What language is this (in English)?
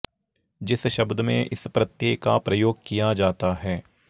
Sanskrit